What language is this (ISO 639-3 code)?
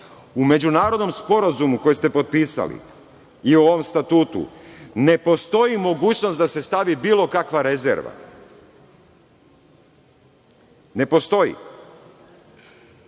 srp